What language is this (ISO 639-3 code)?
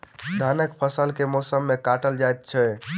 mai